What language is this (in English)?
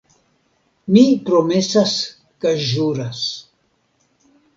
Esperanto